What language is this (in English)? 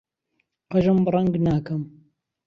Central Kurdish